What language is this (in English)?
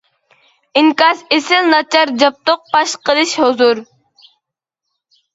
Uyghur